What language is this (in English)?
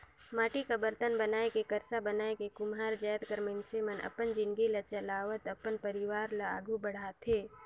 Chhattisgarhi